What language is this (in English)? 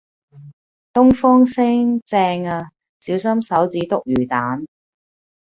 Cantonese